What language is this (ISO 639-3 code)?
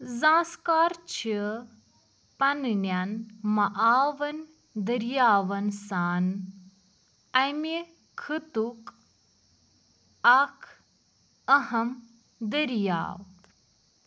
kas